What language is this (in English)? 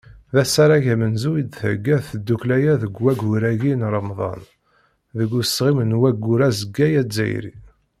Kabyle